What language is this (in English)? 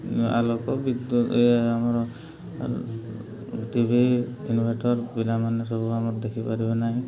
Odia